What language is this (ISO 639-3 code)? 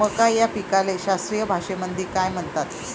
mar